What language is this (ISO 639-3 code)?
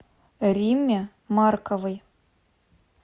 rus